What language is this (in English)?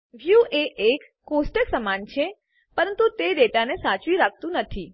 Gujarati